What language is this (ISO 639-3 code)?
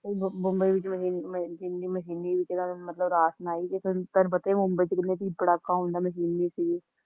pan